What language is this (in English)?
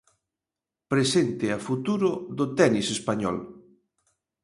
Galician